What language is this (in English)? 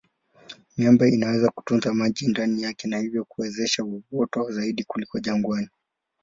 Swahili